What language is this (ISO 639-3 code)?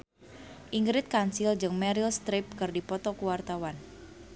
sun